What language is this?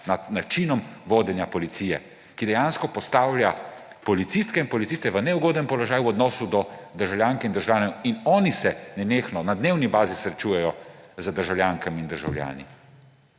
Slovenian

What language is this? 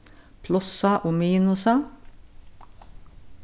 Faroese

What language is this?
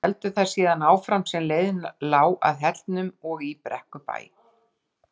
Icelandic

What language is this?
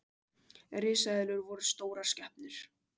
Icelandic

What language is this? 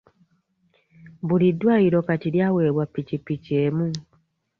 Ganda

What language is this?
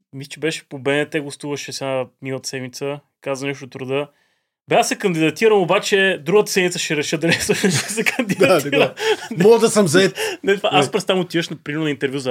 Bulgarian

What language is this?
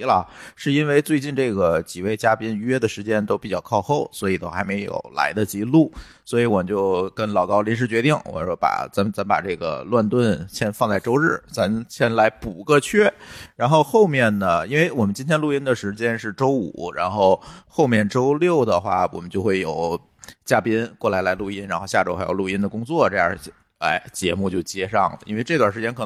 Chinese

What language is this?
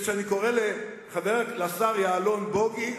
Hebrew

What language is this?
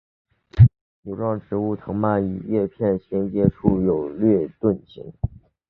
Chinese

